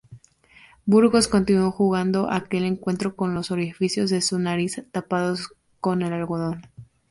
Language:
Spanish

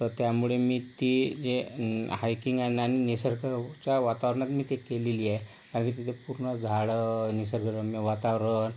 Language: Marathi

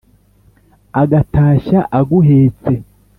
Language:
Kinyarwanda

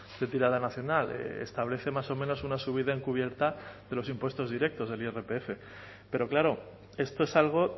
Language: Spanish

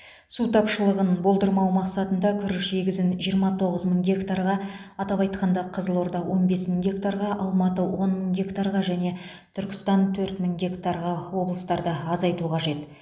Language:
Kazakh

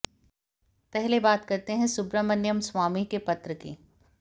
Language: Hindi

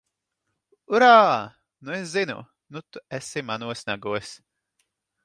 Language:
Latvian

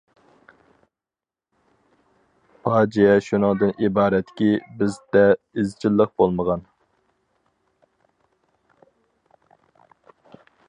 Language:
Uyghur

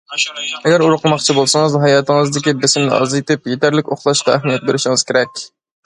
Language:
Uyghur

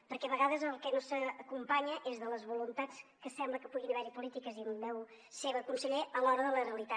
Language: Catalan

